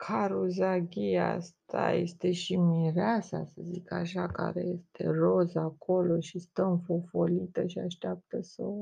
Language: Romanian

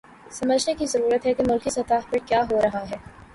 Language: Urdu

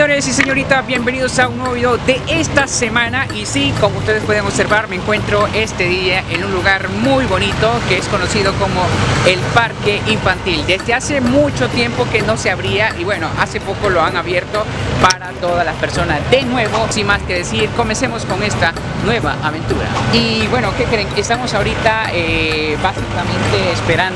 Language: Spanish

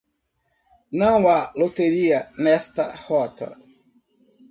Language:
Portuguese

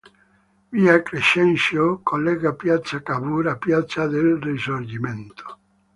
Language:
Italian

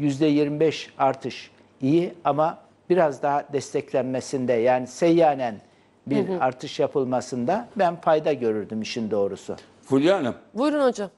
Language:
Turkish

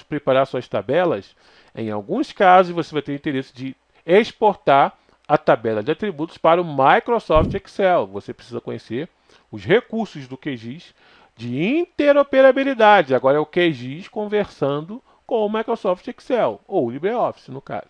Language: Portuguese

